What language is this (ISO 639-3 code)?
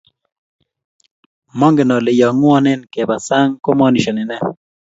kln